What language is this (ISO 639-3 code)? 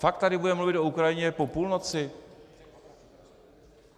ces